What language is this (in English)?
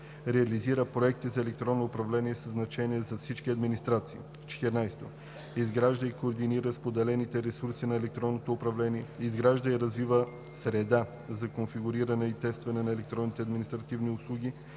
Bulgarian